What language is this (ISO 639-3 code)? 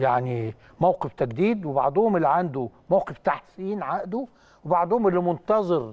ara